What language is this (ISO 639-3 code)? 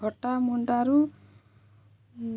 ori